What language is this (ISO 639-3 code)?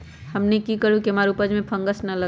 mag